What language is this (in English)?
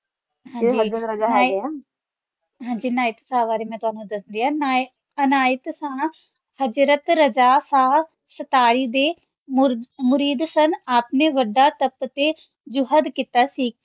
Punjabi